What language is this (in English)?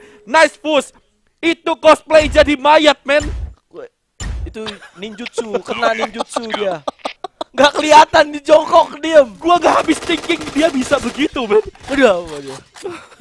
Indonesian